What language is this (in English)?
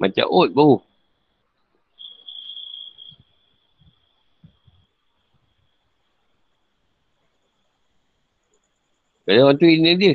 Malay